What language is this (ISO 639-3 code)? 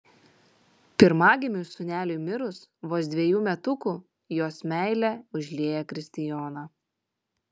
lit